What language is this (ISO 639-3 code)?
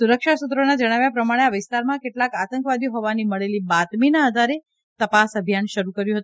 guj